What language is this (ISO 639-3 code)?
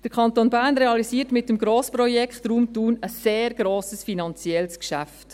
gsw